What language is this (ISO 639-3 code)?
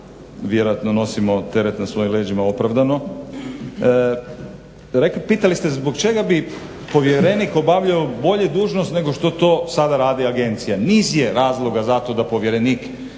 hrv